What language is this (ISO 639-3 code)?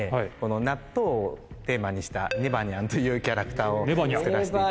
jpn